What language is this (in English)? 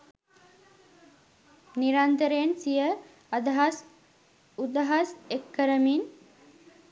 Sinhala